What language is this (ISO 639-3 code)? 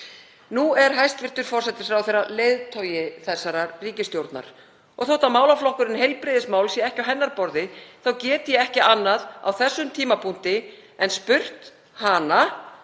isl